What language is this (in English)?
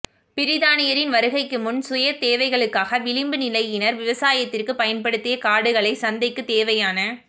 Tamil